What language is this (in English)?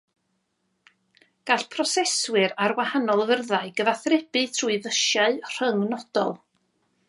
Welsh